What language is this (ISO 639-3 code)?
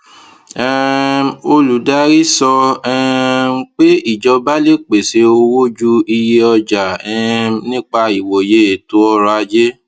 yor